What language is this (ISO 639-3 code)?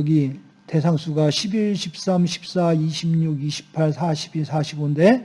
kor